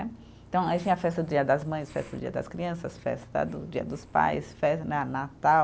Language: Portuguese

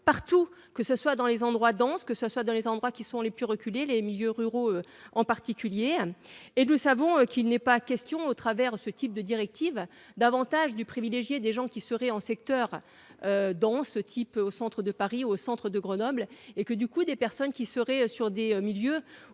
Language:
French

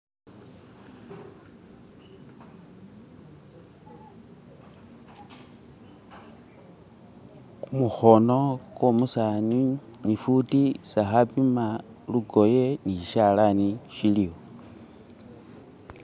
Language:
Masaaba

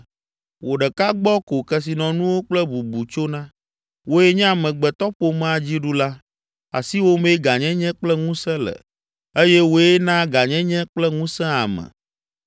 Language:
Ewe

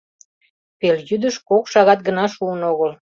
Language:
Mari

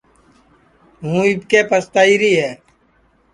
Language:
Sansi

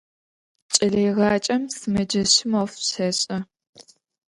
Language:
Adyghe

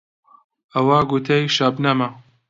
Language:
Central Kurdish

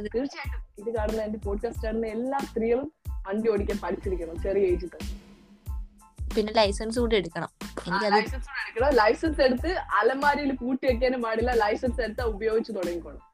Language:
Malayalam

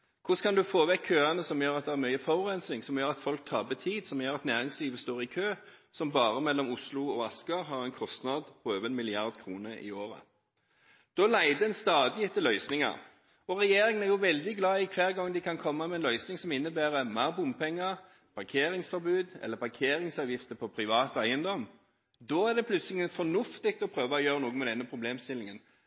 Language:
Norwegian Bokmål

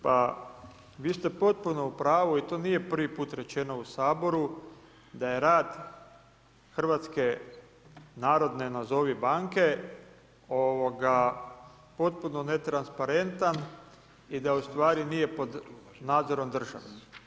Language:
Croatian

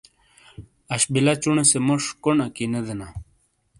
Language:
Shina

